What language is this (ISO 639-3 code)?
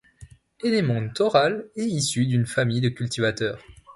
fra